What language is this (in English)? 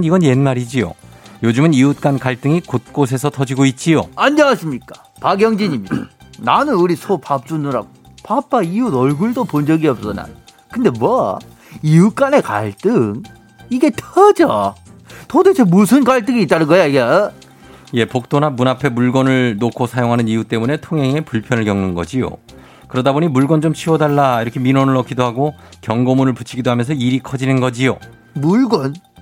Korean